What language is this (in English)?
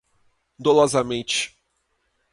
Portuguese